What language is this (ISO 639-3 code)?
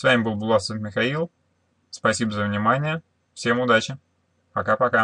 rus